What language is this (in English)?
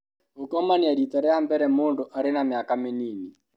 Kikuyu